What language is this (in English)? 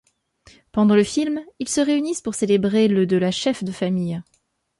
French